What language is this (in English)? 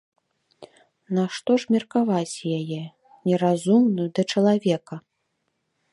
Belarusian